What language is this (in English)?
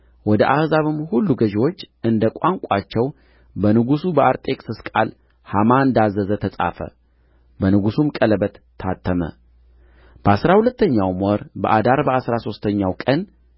Amharic